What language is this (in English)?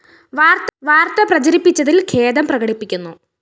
Malayalam